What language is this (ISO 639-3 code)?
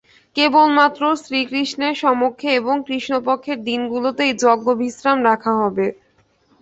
ben